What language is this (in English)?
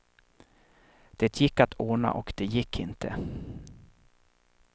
Swedish